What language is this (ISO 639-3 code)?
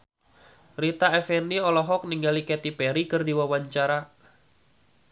sun